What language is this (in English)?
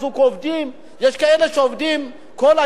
Hebrew